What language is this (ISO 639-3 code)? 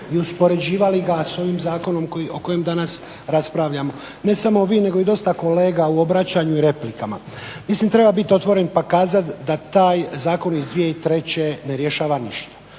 hrv